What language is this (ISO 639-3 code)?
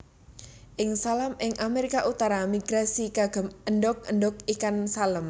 jav